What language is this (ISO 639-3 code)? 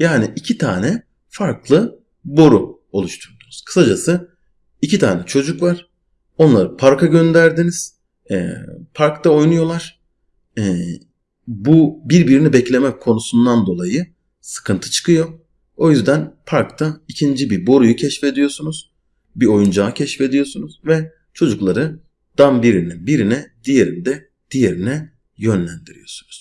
tur